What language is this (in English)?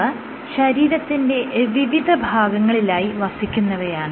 Malayalam